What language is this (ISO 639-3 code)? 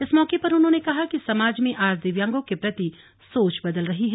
hin